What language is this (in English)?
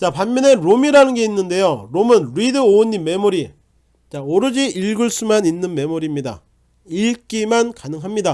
Korean